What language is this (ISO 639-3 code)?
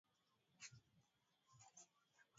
swa